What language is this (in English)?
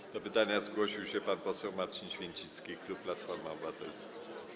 Polish